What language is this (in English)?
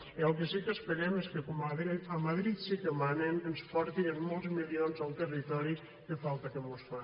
Catalan